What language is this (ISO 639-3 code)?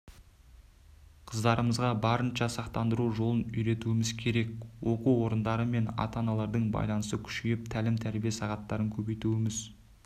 kaz